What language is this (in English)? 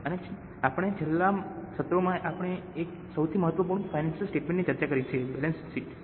Gujarati